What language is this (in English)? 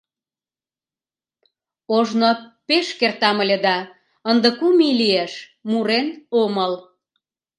Mari